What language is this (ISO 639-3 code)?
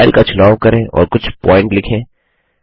hin